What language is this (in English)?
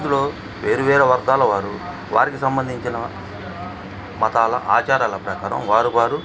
Telugu